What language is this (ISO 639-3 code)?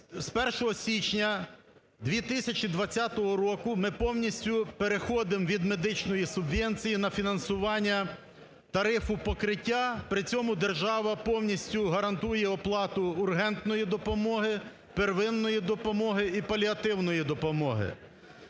ukr